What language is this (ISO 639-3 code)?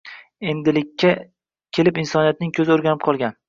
uzb